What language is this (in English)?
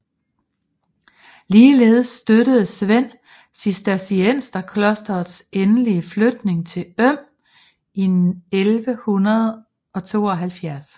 Danish